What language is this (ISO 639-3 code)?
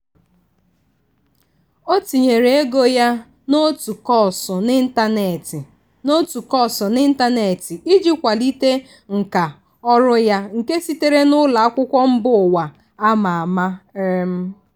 ibo